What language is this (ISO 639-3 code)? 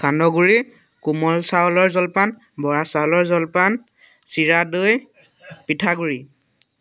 asm